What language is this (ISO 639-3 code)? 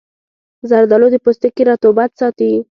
pus